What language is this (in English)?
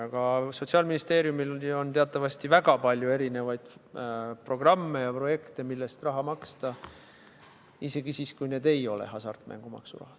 Estonian